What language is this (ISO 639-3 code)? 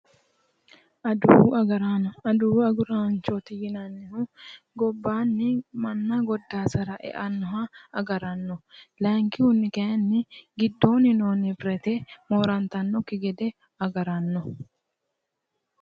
sid